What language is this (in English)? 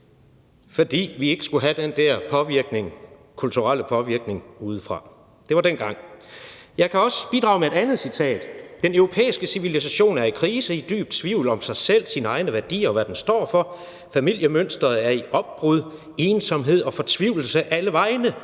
Danish